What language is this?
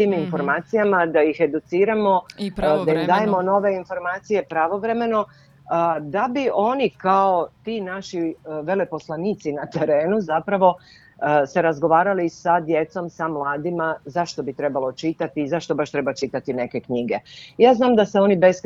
Croatian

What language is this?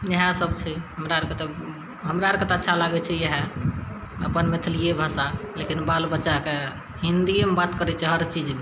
Maithili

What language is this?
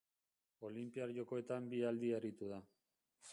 Basque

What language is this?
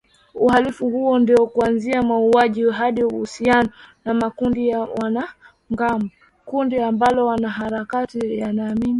Swahili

